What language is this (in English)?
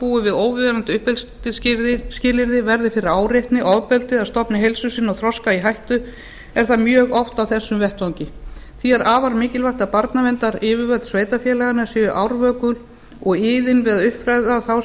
Icelandic